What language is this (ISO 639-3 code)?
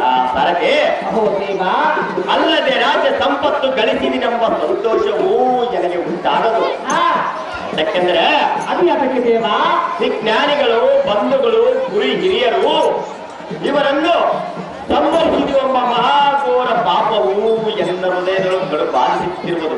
ind